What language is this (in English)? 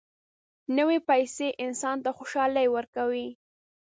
Pashto